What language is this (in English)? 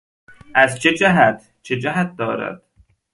Persian